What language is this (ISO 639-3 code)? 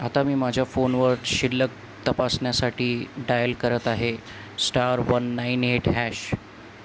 mar